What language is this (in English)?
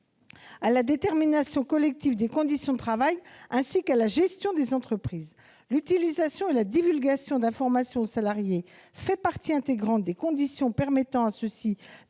French